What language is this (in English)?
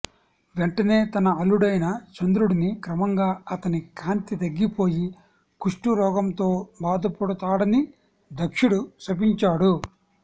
Telugu